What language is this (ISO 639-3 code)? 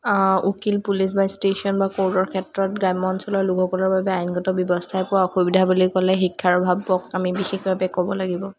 asm